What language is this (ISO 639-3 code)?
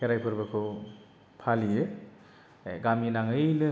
brx